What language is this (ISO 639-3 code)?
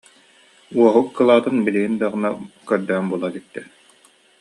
sah